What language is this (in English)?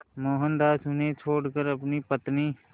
Hindi